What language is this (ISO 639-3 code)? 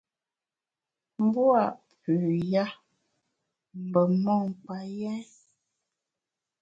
bax